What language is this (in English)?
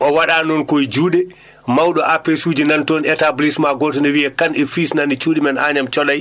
Fula